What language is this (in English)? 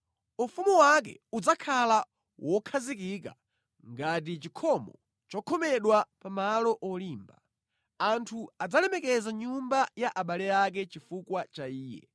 Nyanja